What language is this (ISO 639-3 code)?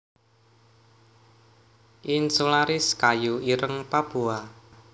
jav